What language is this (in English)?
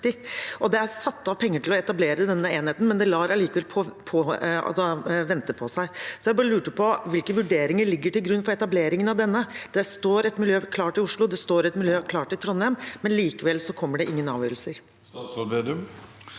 Norwegian